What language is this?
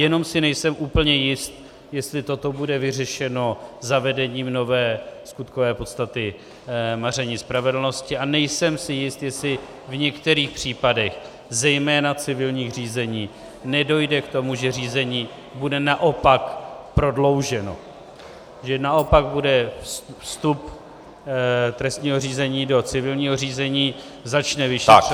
Czech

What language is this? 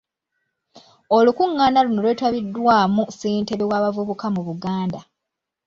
Ganda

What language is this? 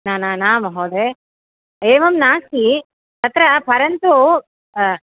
Sanskrit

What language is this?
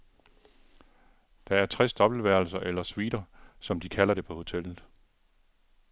Danish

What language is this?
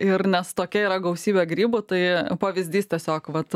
Lithuanian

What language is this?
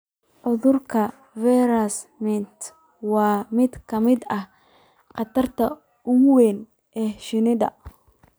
Somali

